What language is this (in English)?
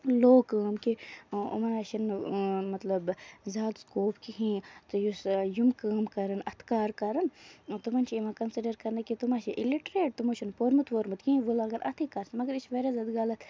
Kashmiri